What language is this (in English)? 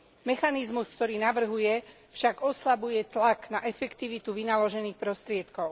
Slovak